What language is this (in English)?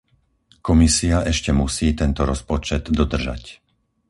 Slovak